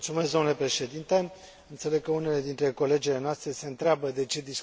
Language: Romanian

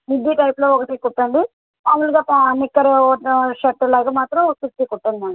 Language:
Telugu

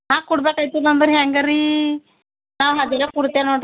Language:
Kannada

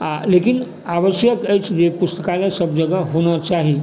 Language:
Maithili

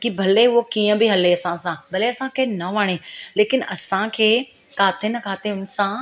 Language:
Sindhi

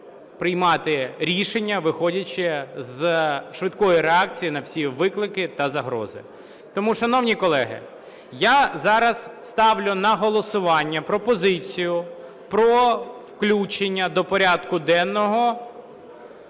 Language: Ukrainian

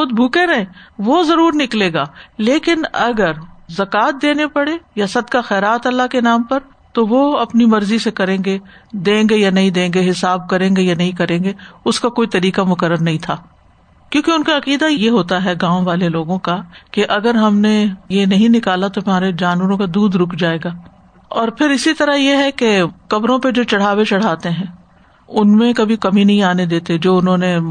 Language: Urdu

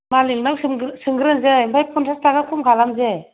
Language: Bodo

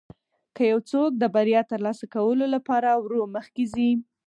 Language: Pashto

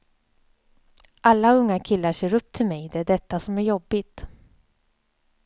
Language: Swedish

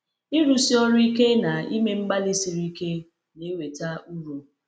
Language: Igbo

